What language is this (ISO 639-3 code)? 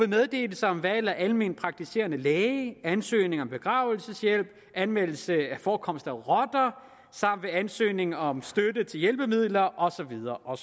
dan